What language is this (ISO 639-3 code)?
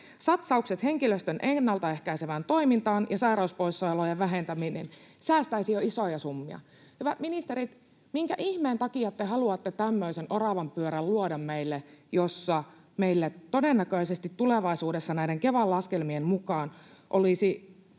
fin